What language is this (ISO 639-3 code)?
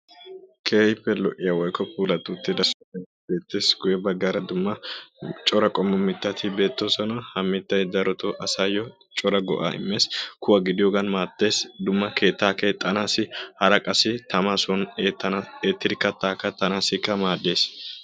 wal